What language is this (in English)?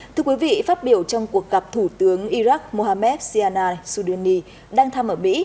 Vietnamese